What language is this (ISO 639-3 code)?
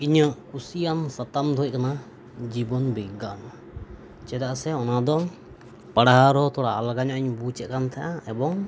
sat